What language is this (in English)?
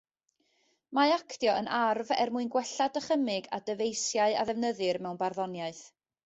Welsh